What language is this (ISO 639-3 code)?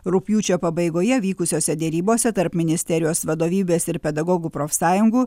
lit